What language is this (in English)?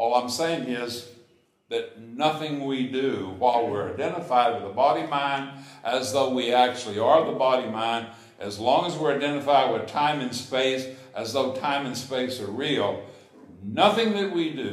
English